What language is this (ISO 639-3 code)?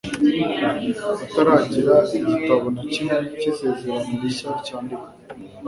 kin